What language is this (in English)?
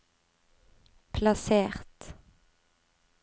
Norwegian